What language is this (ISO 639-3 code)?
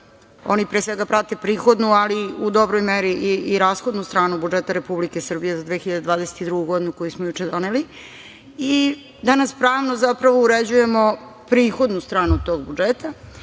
srp